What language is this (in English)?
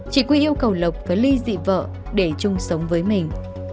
Vietnamese